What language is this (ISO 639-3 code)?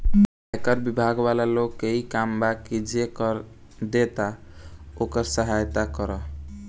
bho